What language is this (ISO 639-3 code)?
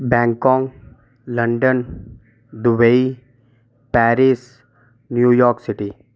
doi